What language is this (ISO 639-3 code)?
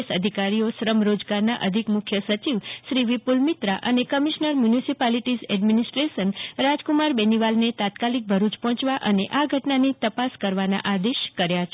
guj